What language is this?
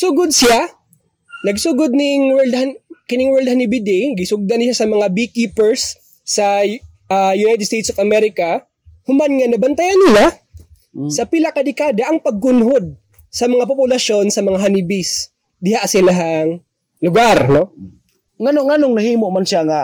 Filipino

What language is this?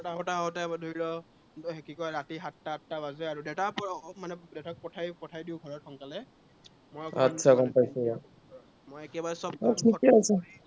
Assamese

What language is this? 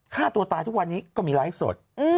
Thai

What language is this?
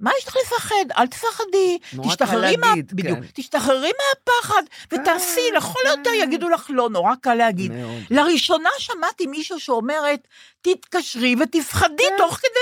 Hebrew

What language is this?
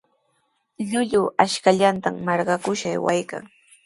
Sihuas Ancash Quechua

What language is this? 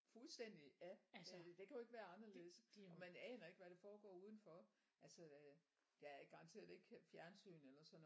Danish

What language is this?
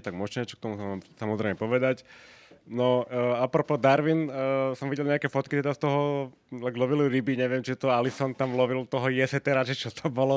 Slovak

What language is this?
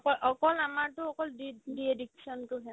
Assamese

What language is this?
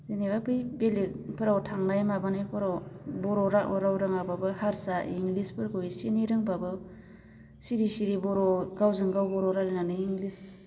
Bodo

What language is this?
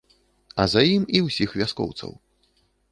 Belarusian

